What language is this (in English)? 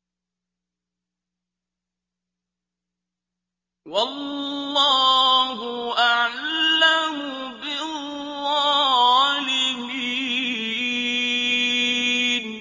Arabic